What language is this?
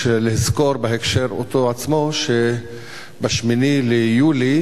Hebrew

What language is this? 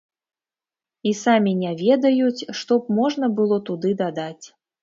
Belarusian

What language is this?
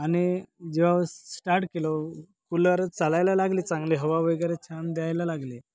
Marathi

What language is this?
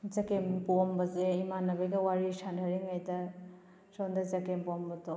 Manipuri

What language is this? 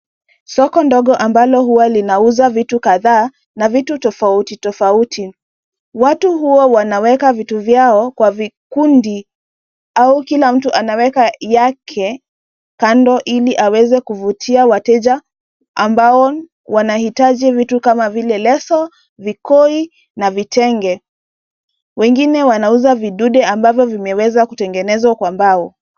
Swahili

